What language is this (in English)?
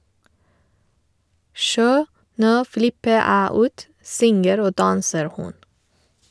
Norwegian